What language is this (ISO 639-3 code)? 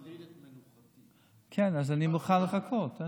heb